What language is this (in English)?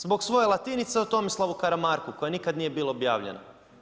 Croatian